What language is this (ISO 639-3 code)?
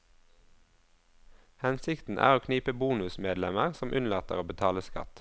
nor